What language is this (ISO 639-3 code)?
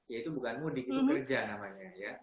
ind